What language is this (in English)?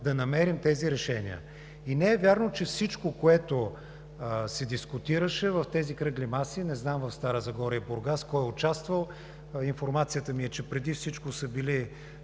Bulgarian